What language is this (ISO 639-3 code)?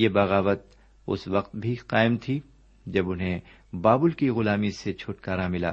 urd